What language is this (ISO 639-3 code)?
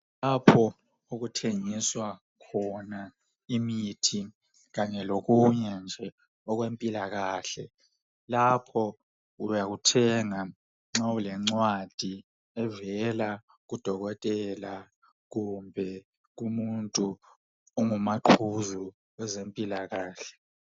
nde